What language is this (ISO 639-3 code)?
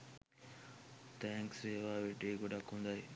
sin